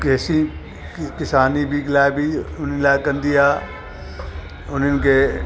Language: Sindhi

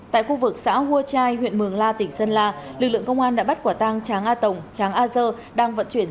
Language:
Vietnamese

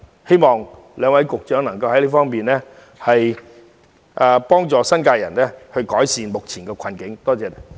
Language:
Cantonese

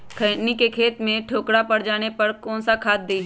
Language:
Magahi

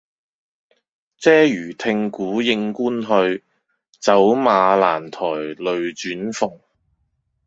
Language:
Cantonese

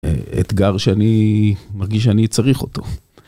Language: Hebrew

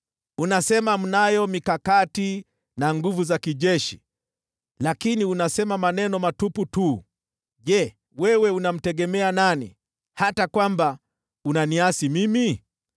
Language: Swahili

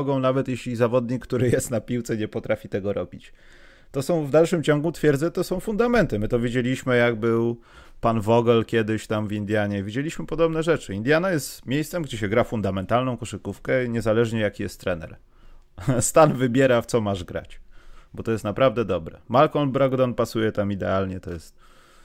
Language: Polish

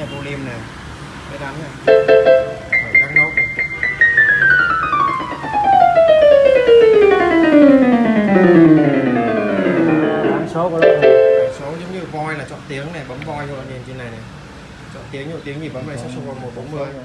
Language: Vietnamese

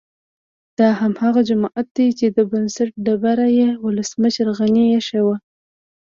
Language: Pashto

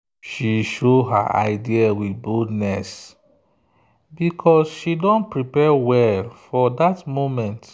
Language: Nigerian Pidgin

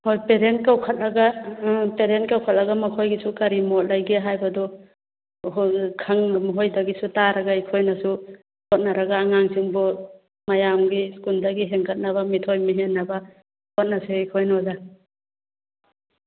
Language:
Manipuri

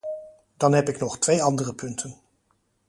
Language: Dutch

